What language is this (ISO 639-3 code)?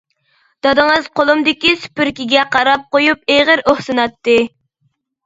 uig